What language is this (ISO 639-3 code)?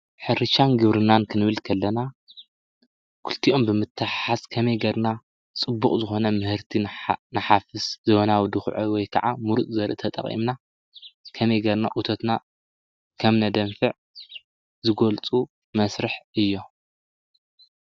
tir